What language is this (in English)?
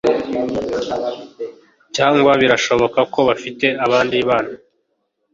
Kinyarwanda